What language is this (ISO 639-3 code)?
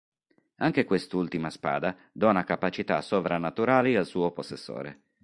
ita